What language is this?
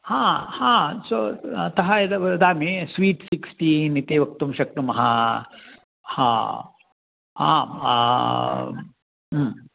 Sanskrit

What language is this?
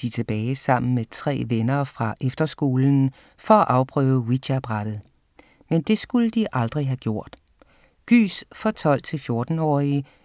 Danish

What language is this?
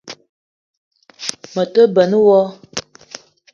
Eton (Cameroon)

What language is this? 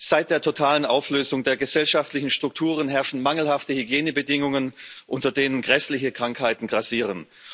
German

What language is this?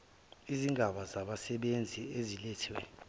Zulu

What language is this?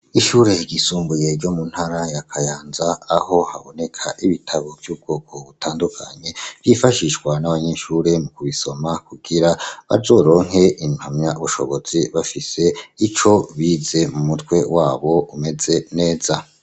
Rundi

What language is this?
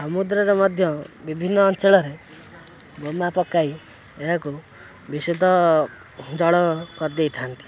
Odia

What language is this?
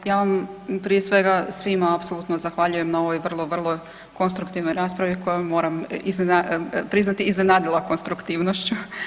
Croatian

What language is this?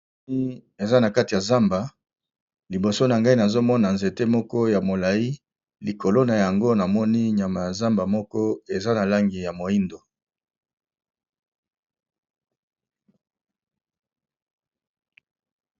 Lingala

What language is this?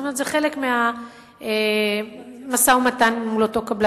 Hebrew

